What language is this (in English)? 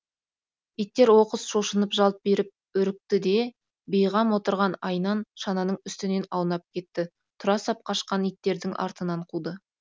Kazakh